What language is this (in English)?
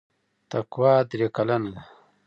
Pashto